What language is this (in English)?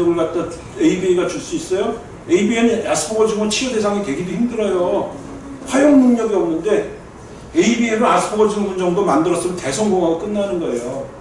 Korean